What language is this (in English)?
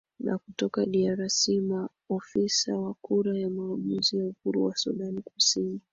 Swahili